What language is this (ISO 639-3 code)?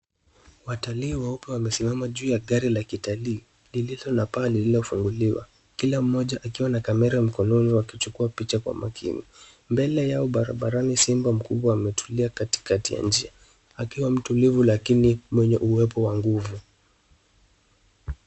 swa